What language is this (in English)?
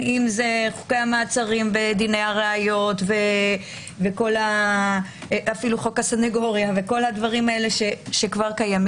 Hebrew